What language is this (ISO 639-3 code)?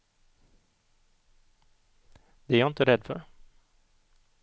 swe